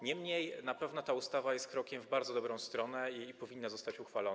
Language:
Polish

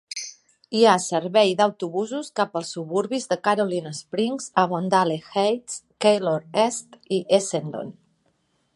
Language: Catalan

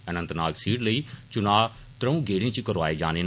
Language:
Dogri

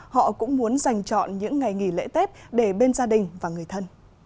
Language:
Vietnamese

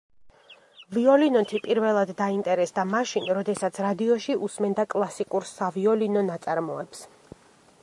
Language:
Georgian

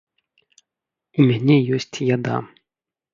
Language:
Belarusian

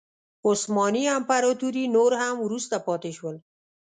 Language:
Pashto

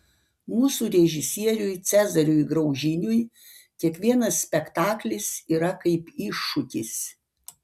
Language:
Lithuanian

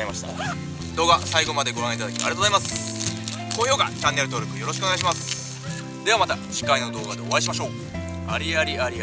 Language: Japanese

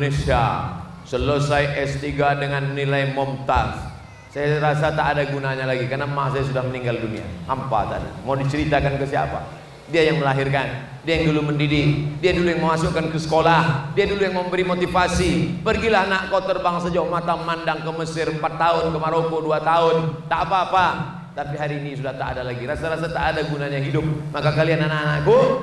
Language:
Indonesian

